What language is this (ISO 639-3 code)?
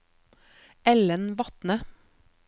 nor